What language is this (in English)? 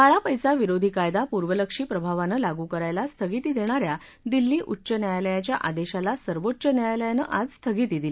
Marathi